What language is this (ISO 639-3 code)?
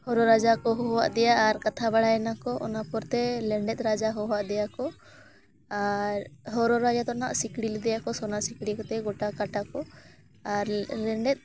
sat